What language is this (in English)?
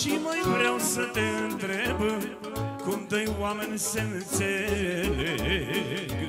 Romanian